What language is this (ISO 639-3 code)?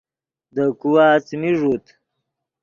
ydg